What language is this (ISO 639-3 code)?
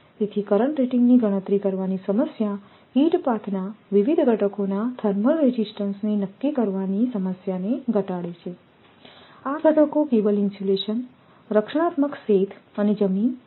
guj